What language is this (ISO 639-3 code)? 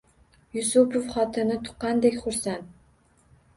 uzb